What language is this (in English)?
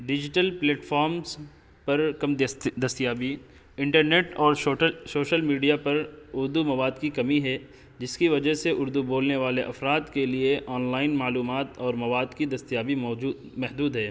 Urdu